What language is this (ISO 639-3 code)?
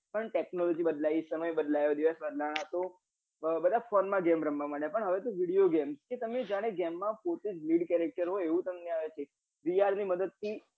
guj